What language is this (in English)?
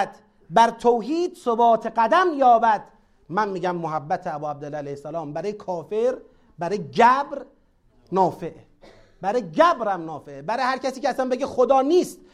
Persian